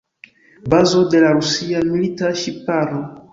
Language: Esperanto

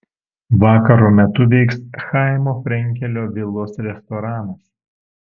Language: Lithuanian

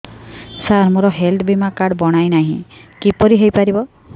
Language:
Odia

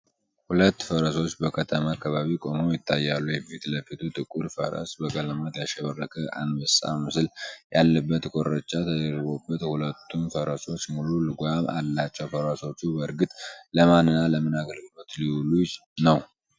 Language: Amharic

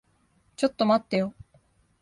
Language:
Japanese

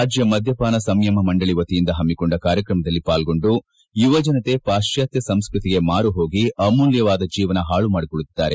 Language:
Kannada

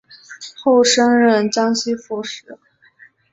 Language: Chinese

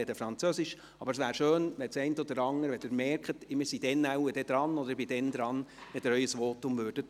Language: Swiss German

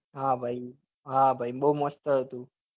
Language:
Gujarati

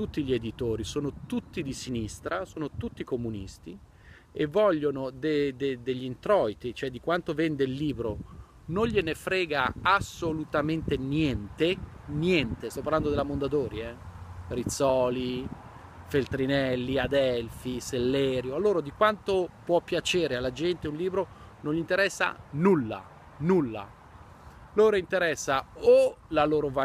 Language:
Italian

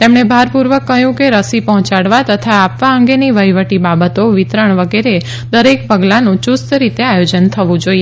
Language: Gujarati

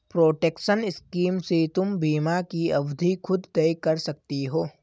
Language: Hindi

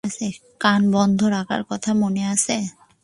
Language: Bangla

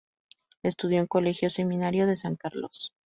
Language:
Spanish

